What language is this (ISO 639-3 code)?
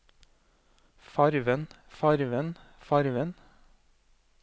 nor